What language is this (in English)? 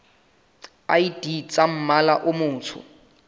Southern Sotho